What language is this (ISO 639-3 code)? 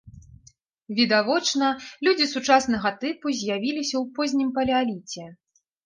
bel